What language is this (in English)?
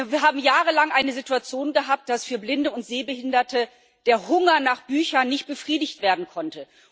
German